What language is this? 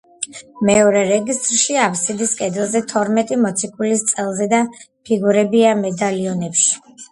Georgian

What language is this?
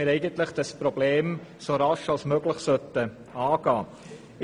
Swiss German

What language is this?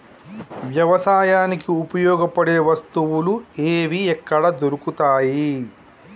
Telugu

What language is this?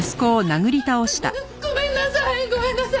Japanese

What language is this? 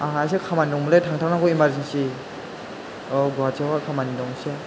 Bodo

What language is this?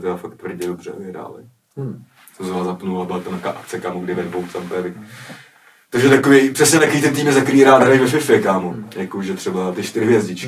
Czech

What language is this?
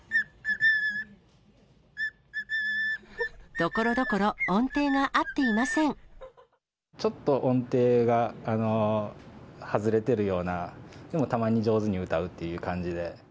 Japanese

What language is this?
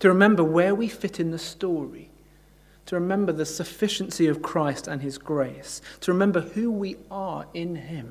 English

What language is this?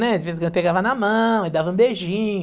Portuguese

